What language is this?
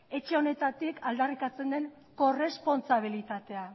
Basque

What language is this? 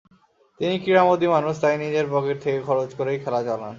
Bangla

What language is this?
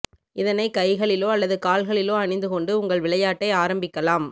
Tamil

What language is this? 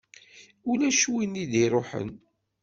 Kabyle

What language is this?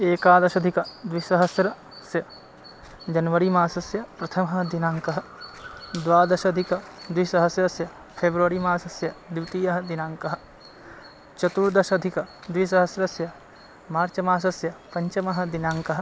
Sanskrit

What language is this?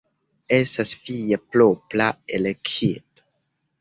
Esperanto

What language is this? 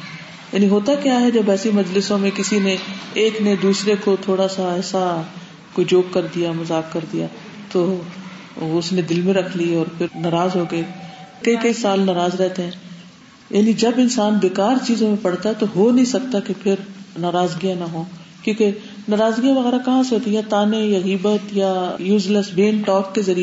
Urdu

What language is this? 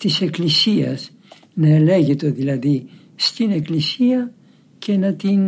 Greek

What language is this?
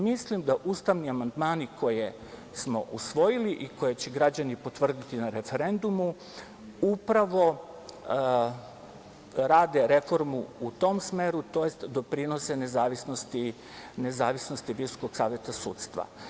Serbian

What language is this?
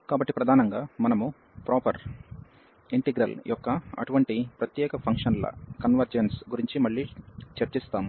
Telugu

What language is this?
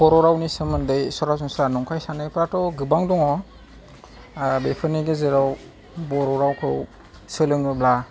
Bodo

